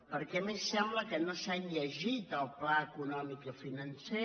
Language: Catalan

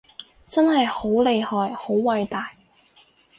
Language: Cantonese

